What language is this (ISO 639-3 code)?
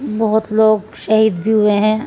urd